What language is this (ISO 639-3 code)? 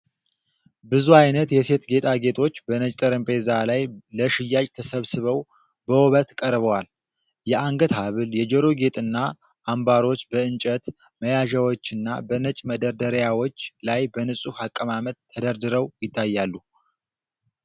amh